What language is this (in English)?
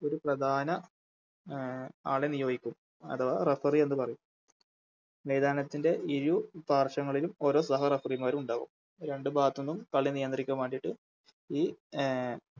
Malayalam